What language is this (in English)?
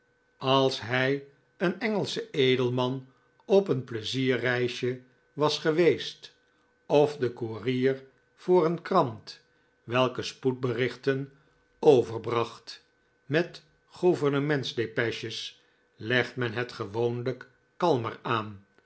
Dutch